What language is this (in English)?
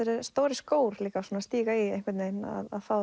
Icelandic